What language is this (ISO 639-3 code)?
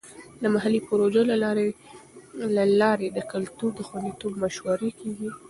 pus